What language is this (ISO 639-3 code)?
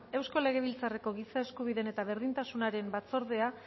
eus